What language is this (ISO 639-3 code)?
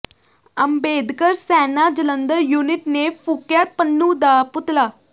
pan